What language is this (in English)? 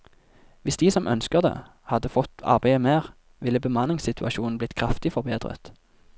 Norwegian